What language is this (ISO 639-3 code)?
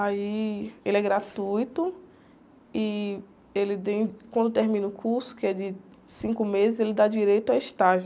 por